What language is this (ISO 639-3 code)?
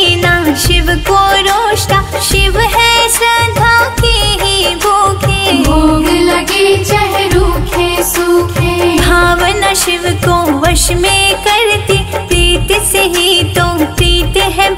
hin